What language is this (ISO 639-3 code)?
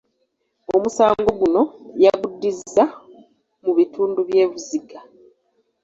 lug